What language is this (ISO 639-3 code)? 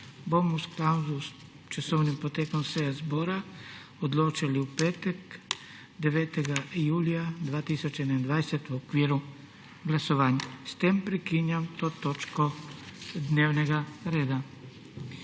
slv